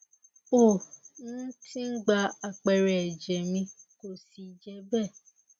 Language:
Yoruba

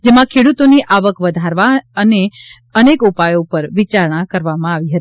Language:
Gujarati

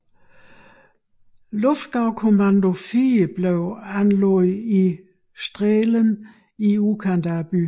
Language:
Danish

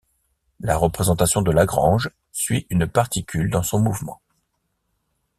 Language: French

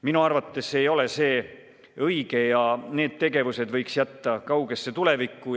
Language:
Estonian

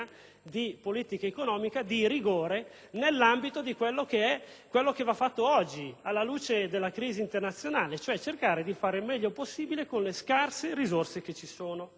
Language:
Italian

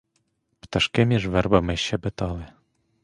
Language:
Ukrainian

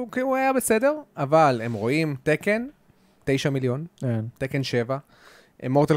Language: Hebrew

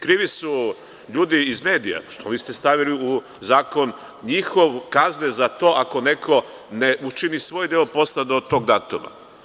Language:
Serbian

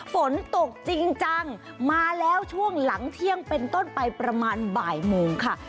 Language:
Thai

